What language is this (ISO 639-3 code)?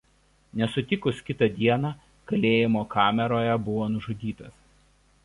lit